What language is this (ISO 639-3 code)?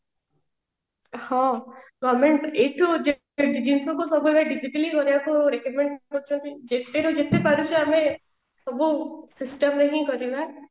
ori